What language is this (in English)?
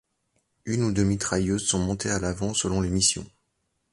French